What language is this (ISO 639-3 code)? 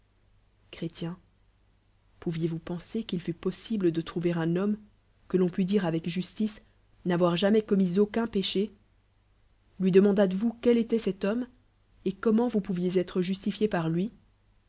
fra